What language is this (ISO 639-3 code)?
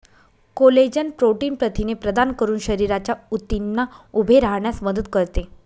mar